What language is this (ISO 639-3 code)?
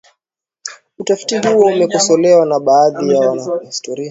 swa